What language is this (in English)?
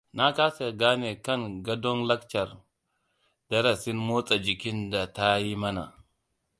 Hausa